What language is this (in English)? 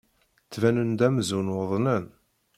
Kabyle